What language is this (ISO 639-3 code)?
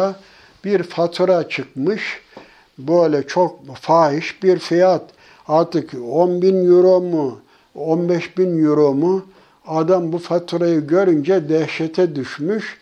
tur